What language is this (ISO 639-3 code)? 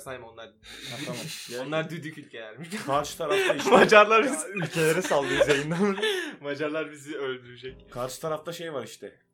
tur